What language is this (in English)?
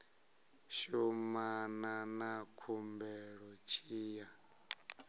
Venda